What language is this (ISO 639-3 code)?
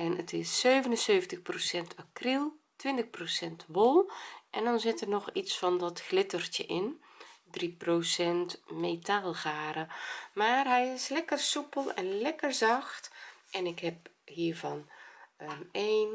nld